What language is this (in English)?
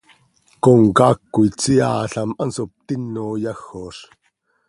Seri